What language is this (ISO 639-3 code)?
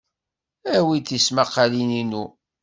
kab